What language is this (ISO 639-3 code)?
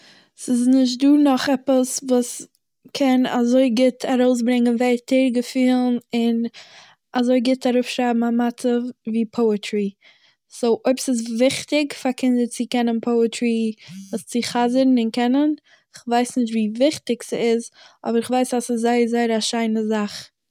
yid